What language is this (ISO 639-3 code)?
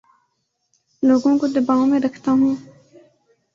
urd